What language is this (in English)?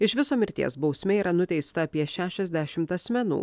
Lithuanian